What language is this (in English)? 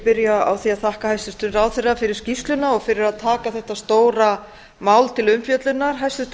Icelandic